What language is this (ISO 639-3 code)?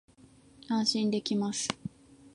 jpn